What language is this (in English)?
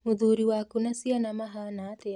Kikuyu